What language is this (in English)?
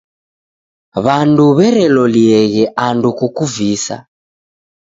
Taita